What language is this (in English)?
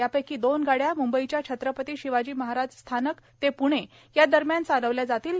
Marathi